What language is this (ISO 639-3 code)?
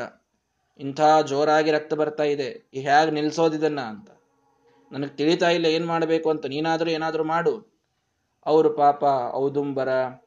kan